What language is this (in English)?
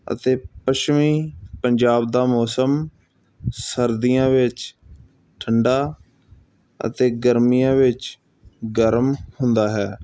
Punjabi